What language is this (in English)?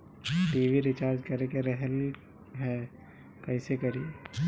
Bhojpuri